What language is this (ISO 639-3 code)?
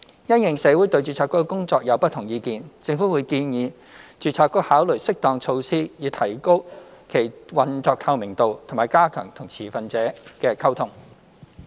yue